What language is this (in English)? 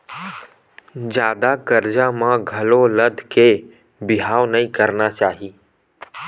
Chhattisgarhi